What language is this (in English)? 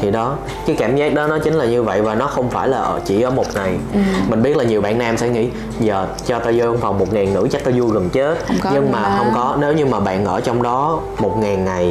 Vietnamese